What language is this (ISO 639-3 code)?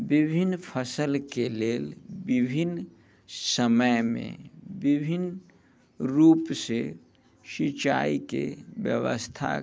mai